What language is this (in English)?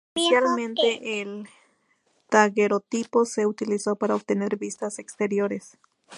Spanish